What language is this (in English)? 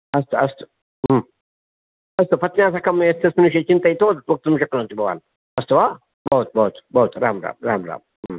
Sanskrit